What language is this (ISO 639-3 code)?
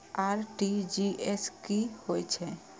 mai